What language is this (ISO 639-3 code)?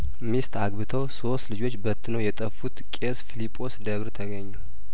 amh